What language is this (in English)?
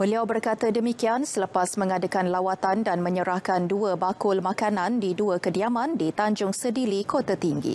Malay